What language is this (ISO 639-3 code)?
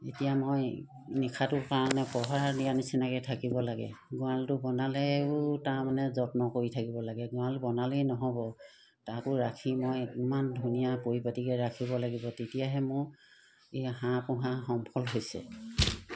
asm